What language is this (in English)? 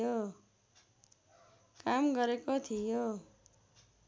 Nepali